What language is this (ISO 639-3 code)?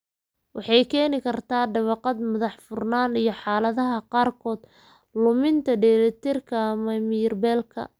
som